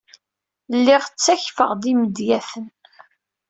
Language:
Kabyle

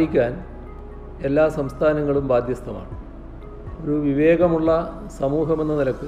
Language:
Malayalam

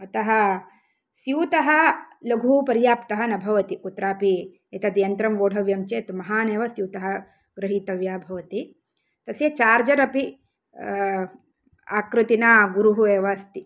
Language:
Sanskrit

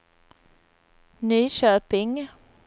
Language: Swedish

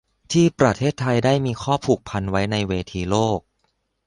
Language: Thai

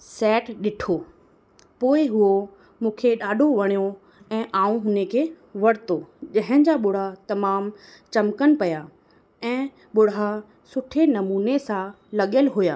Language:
Sindhi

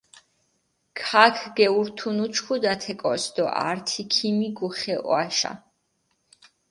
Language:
Mingrelian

